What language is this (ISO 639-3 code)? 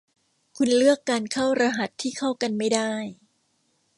tha